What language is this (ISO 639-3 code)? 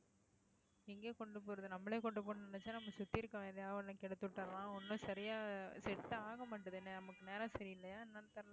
tam